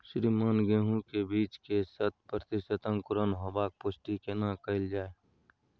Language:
Maithili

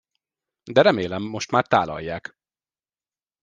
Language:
Hungarian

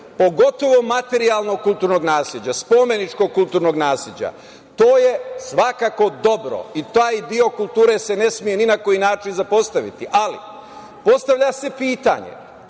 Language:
Serbian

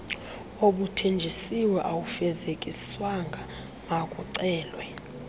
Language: Xhosa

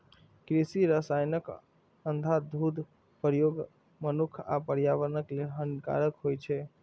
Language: Maithili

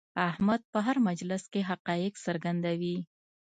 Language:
Pashto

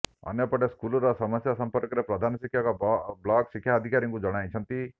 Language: Odia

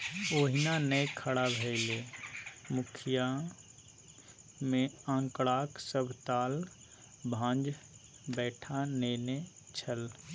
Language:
Maithili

